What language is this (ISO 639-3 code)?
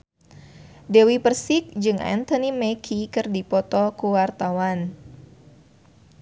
sun